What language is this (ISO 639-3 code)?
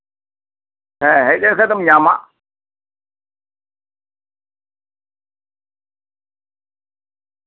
sat